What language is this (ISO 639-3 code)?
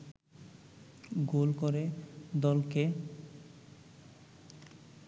ben